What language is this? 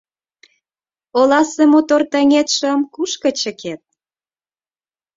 Mari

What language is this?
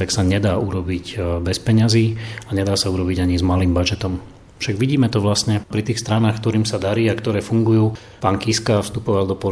Slovak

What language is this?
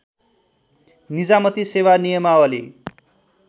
Nepali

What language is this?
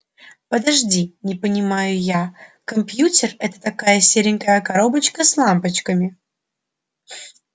Russian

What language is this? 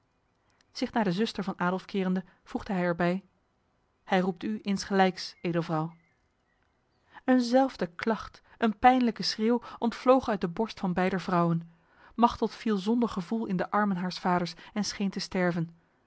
Dutch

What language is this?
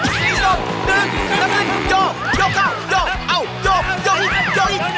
Thai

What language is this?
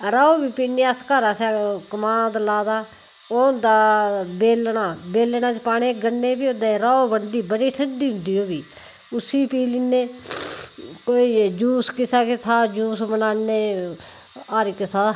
Dogri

